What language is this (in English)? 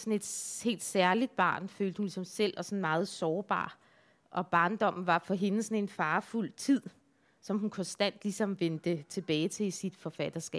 Danish